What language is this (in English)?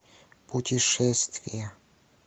Russian